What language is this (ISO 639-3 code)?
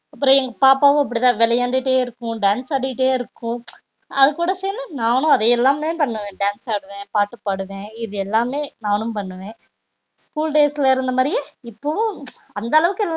tam